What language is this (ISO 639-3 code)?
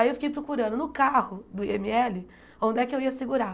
por